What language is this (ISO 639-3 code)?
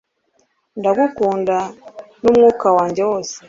kin